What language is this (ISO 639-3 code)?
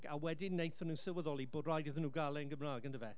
cym